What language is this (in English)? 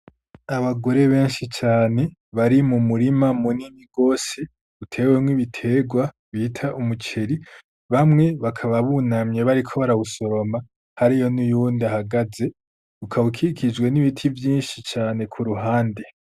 Rundi